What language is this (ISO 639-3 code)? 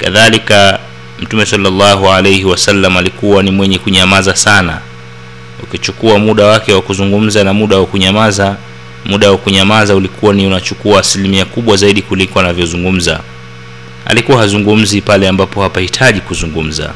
swa